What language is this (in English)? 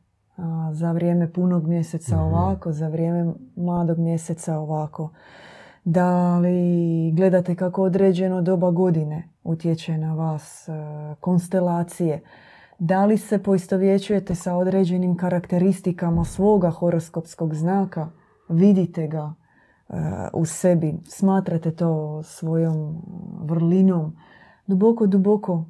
Croatian